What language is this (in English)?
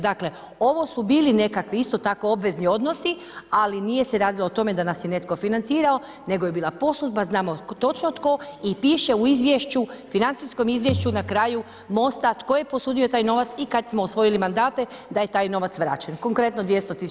Croatian